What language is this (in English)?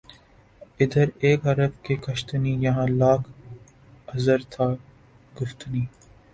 Urdu